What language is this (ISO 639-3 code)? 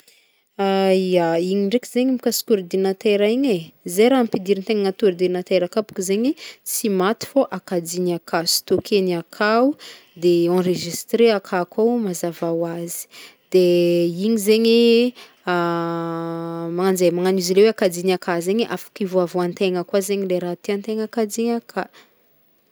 bmm